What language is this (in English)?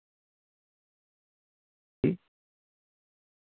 Dogri